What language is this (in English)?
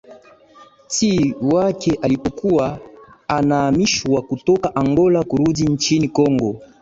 Swahili